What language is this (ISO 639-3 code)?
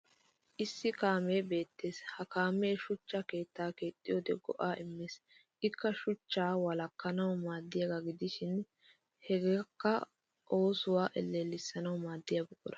wal